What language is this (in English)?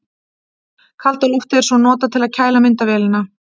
Icelandic